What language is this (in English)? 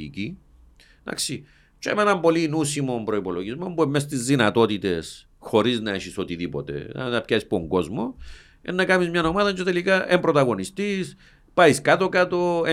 Greek